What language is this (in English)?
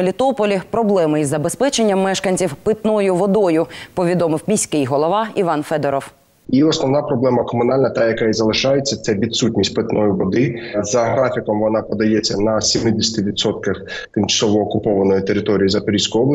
Ukrainian